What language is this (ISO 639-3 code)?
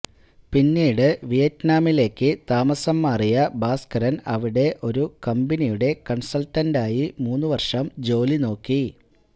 mal